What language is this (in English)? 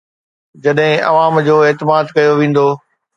Sindhi